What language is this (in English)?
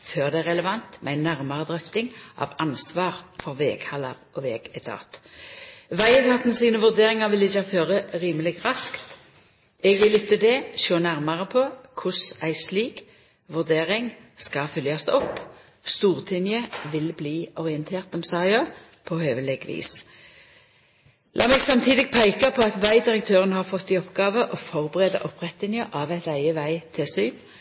Norwegian Nynorsk